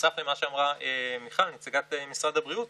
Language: Hebrew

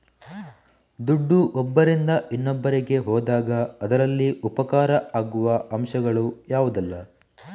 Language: Kannada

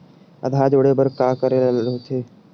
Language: Chhattisgarhi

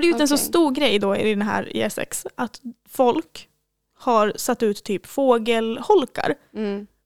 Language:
Swedish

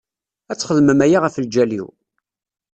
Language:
Kabyle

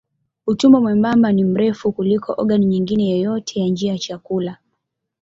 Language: Swahili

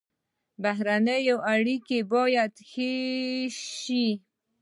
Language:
Pashto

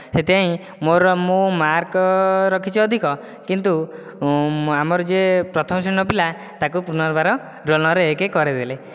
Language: Odia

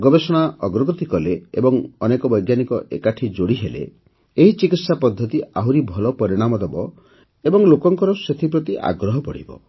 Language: Odia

